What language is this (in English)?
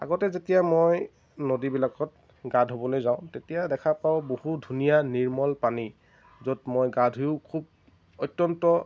Assamese